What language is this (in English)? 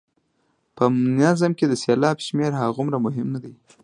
Pashto